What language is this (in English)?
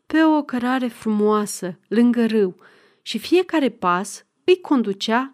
Romanian